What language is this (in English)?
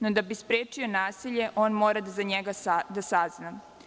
Serbian